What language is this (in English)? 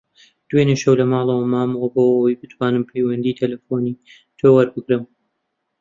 Central Kurdish